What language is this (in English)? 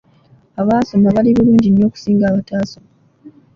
Ganda